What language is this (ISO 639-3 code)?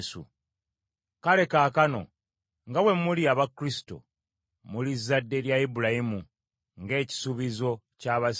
lug